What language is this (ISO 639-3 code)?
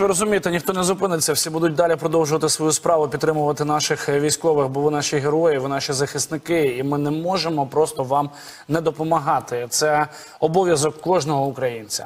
ukr